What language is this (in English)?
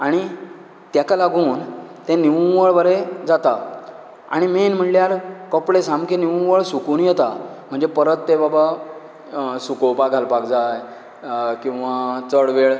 Konkani